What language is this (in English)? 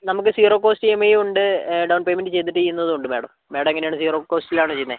Malayalam